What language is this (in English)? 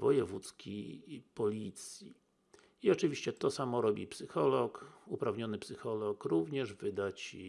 Polish